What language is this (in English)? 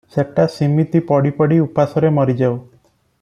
Odia